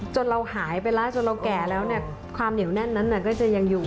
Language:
Thai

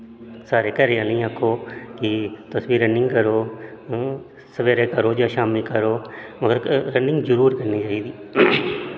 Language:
Dogri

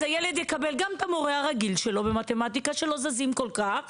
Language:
Hebrew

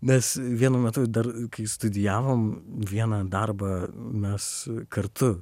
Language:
Lithuanian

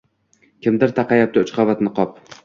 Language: Uzbek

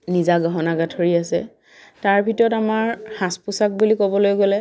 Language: Assamese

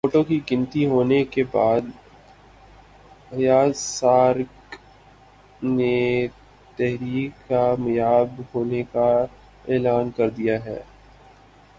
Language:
Urdu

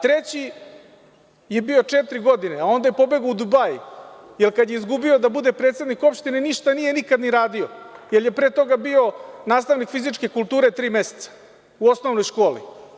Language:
Serbian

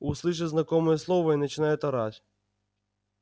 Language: Russian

